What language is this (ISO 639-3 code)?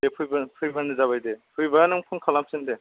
brx